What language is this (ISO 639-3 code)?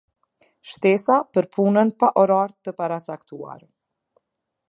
sqi